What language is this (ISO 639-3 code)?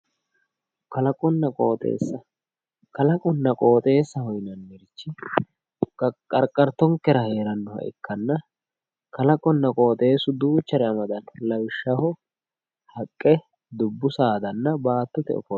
sid